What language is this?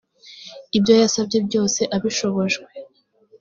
Kinyarwanda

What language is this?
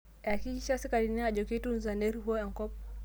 Masai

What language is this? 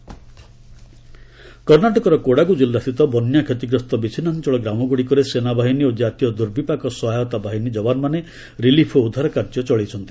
Odia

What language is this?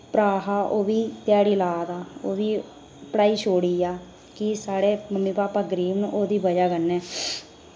Dogri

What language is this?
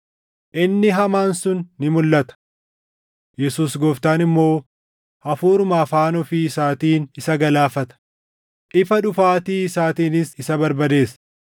Oromo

